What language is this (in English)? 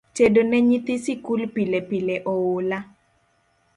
Luo (Kenya and Tanzania)